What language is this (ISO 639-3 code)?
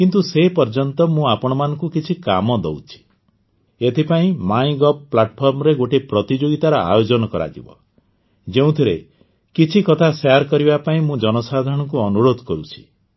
ori